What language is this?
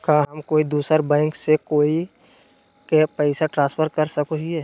Magahi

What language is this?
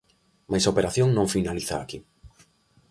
Galician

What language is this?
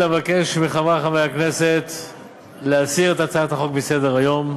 Hebrew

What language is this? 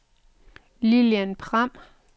Danish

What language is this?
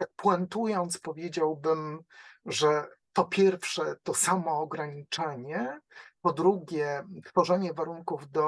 Polish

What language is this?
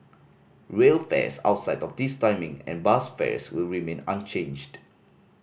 English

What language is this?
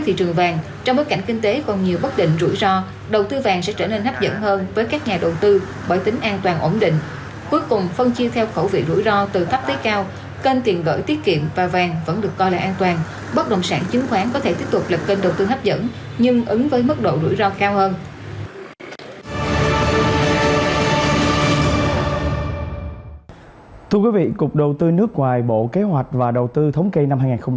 Vietnamese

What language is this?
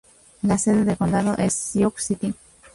Spanish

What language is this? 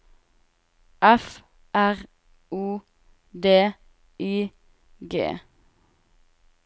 Norwegian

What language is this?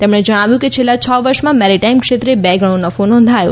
Gujarati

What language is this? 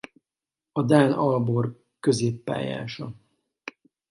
Hungarian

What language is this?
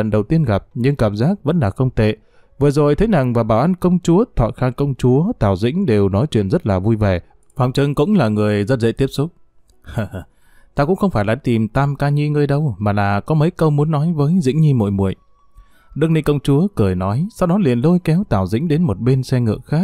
Vietnamese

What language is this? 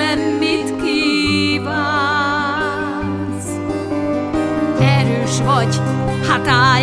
Turkish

